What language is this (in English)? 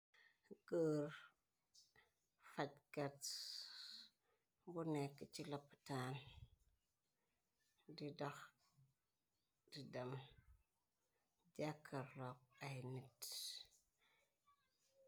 Wolof